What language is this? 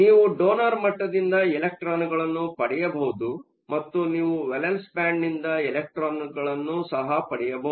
Kannada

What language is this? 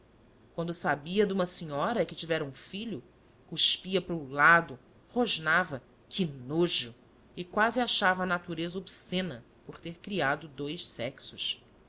Portuguese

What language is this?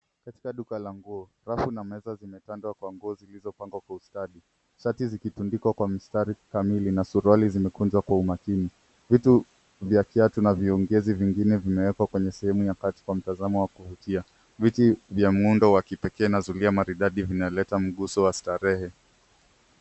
Swahili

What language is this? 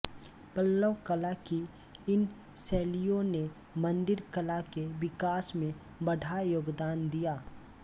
Hindi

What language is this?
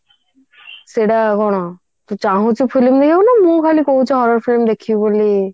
Odia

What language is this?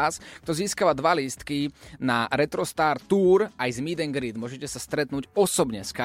Slovak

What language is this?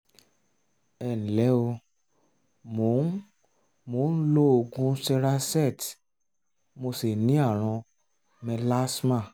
Yoruba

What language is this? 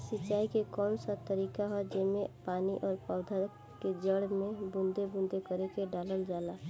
Bhojpuri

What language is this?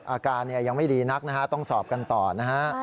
Thai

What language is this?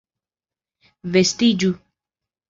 Esperanto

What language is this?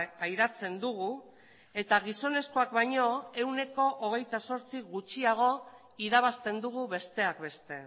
Basque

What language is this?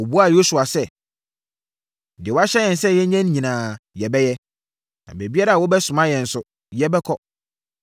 Akan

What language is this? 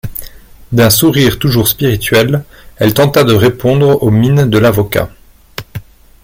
French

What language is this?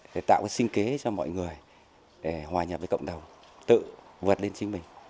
Vietnamese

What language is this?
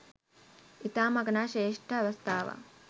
Sinhala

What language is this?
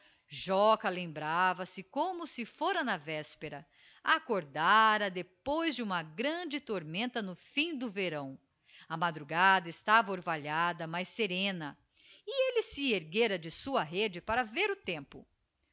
Portuguese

